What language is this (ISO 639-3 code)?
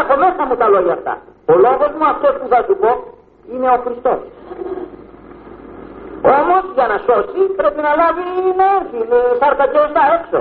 ell